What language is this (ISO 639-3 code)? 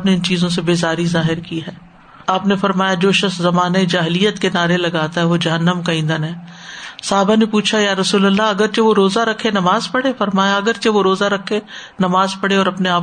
urd